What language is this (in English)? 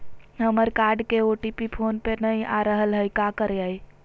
Magahi